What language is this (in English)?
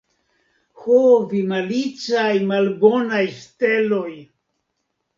Esperanto